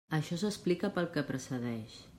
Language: Catalan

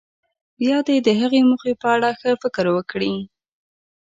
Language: Pashto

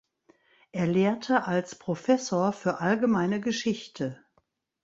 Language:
German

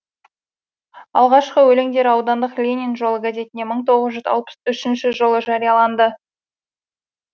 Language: Kazakh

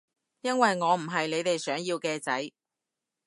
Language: Cantonese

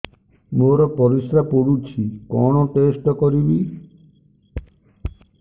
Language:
Odia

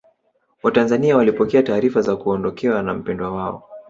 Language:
Swahili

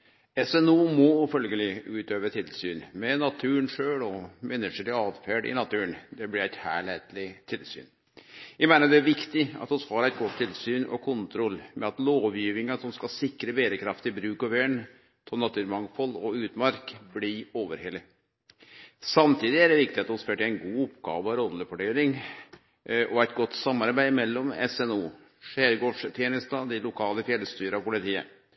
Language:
Norwegian Nynorsk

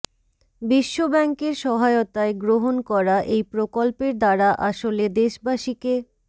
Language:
Bangla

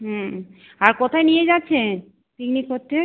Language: Bangla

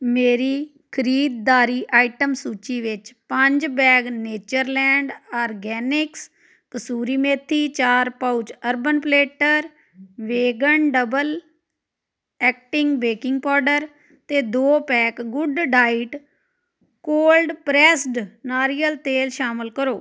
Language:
Punjabi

